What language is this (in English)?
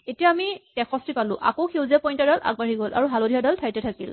Assamese